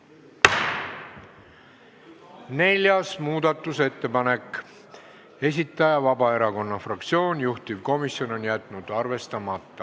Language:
Estonian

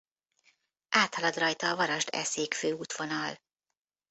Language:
Hungarian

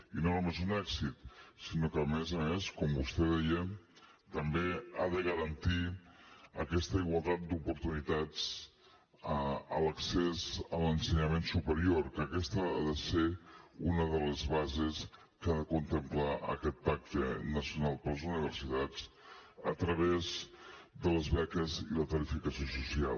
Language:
Catalan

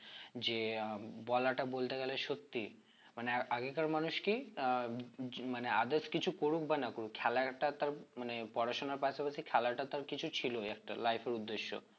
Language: Bangla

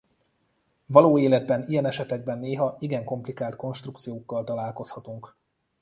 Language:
Hungarian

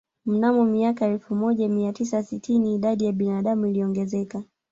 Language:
Swahili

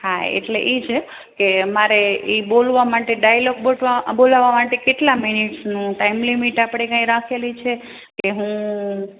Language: Gujarati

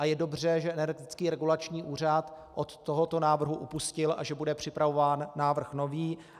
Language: Czech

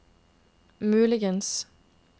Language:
Norwegian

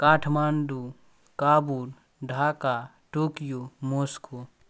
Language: Maithili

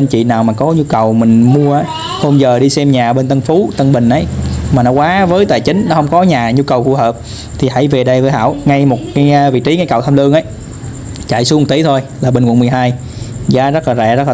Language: Vietnamese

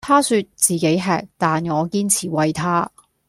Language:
Cantonese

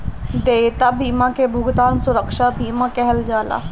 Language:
Bhojpuri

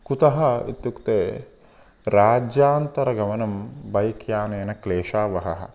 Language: Sanskrit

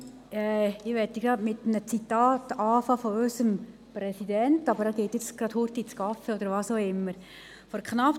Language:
Swiss German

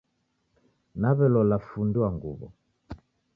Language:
Taita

